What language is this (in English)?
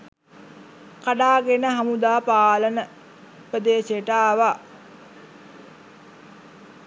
Sinhala